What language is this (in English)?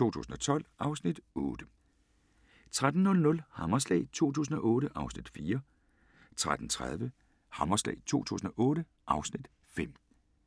Danish